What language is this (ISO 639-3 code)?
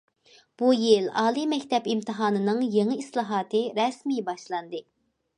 uig